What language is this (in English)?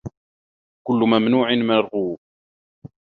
Arabic